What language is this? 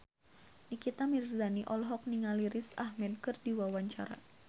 Sundanese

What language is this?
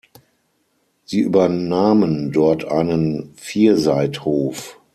German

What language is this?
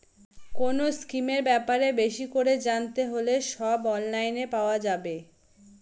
Bangla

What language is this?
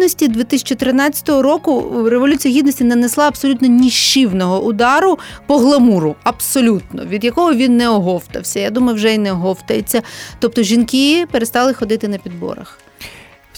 Ukrainian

